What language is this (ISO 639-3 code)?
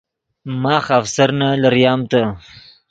ydg